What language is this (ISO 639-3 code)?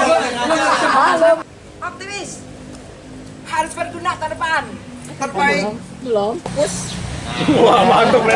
ind